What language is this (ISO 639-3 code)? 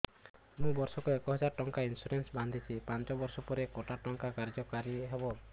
ori